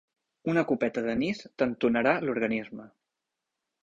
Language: Catalan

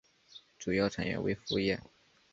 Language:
Chinese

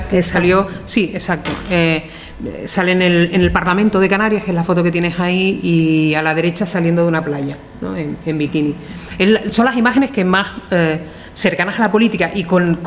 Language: Spanish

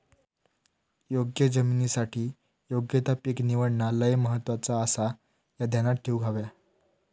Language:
Marathi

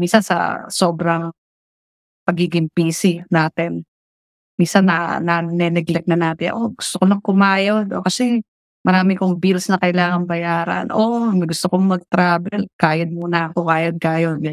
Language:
Filipino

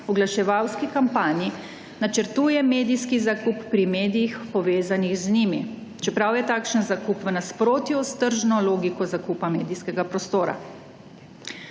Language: Slovenian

